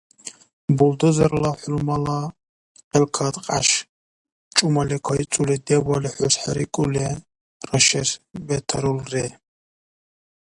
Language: Dargwa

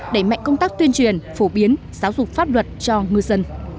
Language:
Vietnamese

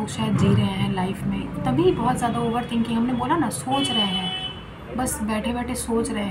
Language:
Hindi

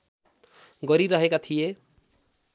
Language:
Nepali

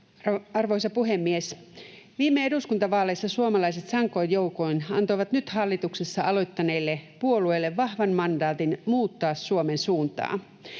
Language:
Finnish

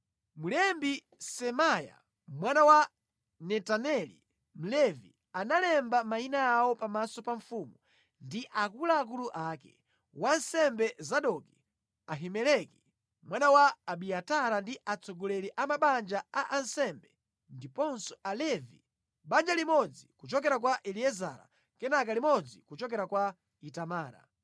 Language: Nyanja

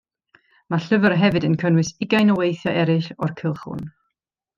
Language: Welsh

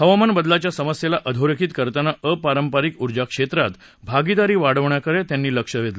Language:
Marathi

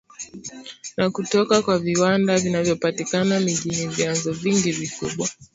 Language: Swahili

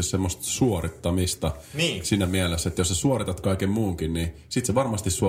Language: Finnish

